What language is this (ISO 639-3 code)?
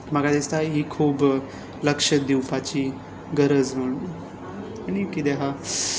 kok